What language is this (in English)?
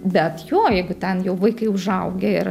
Lithuanian